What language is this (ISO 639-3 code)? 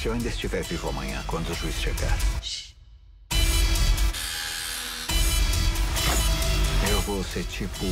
por